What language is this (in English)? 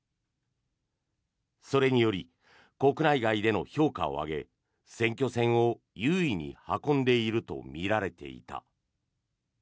Japanese